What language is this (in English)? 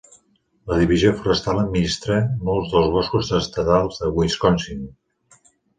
Catalan